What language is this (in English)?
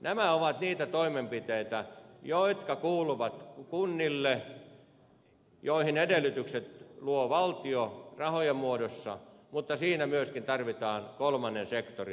Finnish